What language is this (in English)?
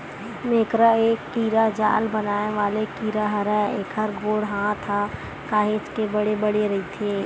Chhattisgarhi